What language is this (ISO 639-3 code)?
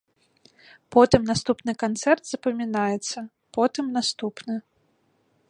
bel